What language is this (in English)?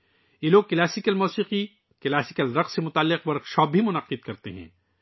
Urdu